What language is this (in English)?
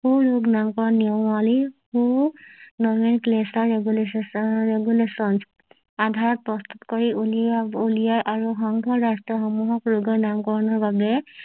Assamese